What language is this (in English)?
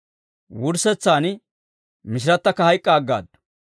Dawro